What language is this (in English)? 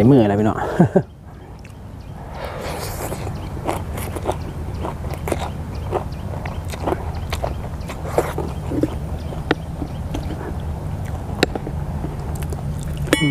Thai